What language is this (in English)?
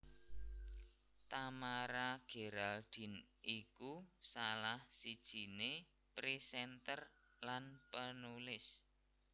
Javanese